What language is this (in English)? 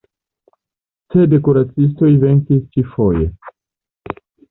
Esperanto